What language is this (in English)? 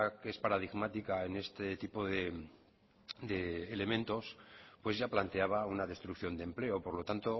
Spanish